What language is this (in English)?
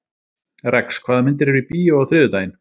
Icelandic